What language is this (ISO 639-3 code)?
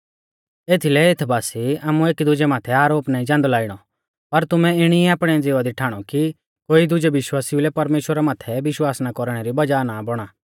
bfz